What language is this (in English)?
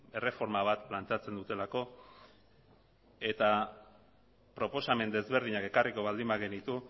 Basque